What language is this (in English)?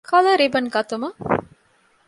Divehi